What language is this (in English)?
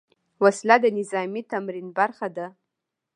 Pashto